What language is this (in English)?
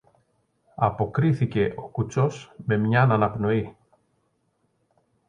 Greek